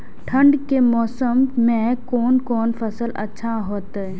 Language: Maithili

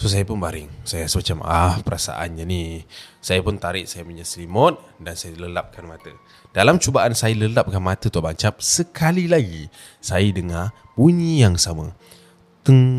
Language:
Malay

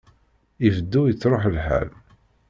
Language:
Kabyle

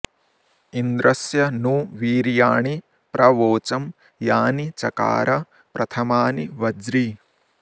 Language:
Sanskrit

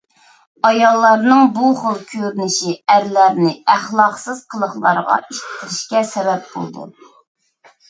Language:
Uyghur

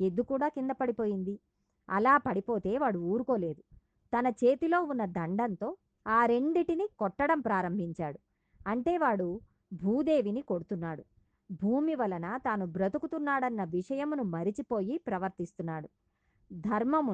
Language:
Telugu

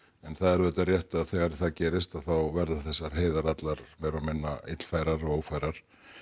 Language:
Icelandic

